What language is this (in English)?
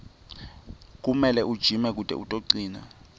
Swati